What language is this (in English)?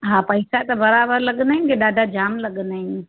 Sindhi